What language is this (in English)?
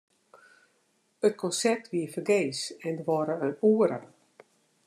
Western Frisian